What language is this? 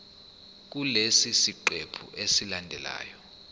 Zulu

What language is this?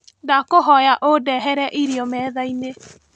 Kikuyu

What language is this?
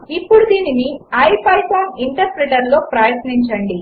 Telugu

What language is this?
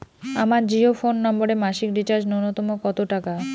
Bangla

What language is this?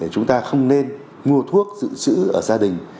Vietnamese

